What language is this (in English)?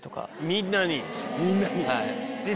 Japanese